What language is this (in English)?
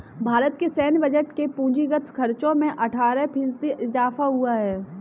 Hindi